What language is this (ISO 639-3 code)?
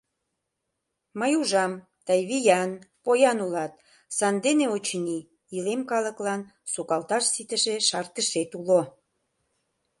chm